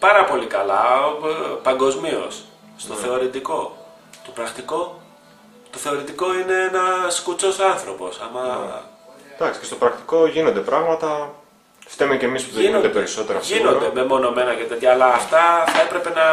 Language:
Greek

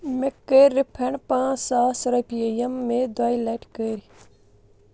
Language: Kashmiri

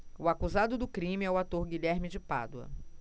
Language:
Portuguese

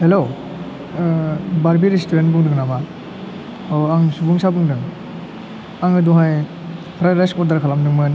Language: Bodo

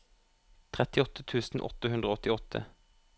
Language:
Norwegian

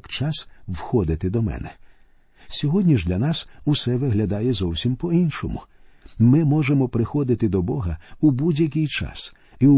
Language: Ukrainian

